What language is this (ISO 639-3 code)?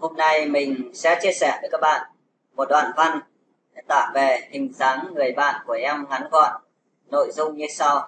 vie